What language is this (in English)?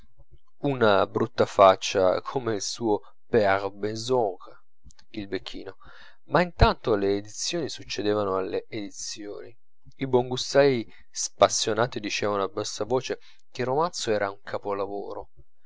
Italian